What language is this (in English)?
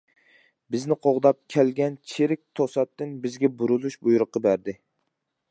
Uyghur